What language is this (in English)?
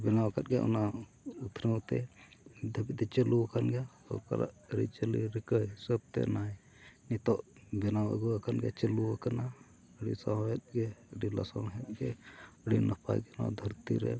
Santali